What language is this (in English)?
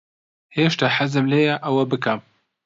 Central Kurdish